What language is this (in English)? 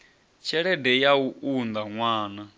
Venda